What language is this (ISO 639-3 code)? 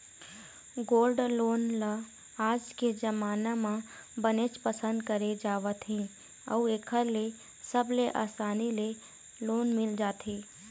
hne